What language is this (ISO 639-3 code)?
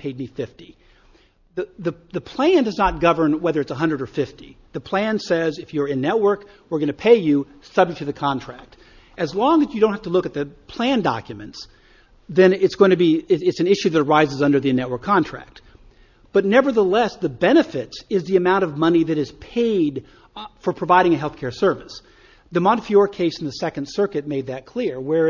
eng